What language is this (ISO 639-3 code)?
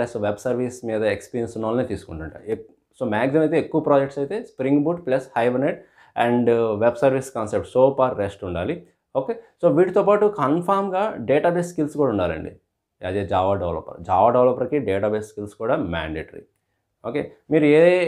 tel